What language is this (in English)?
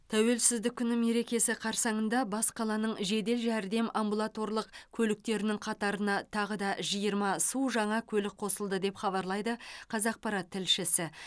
Kazakh